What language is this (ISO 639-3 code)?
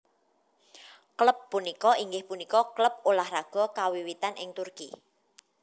jav